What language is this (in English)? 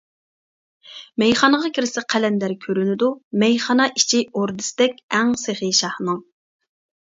Uyghur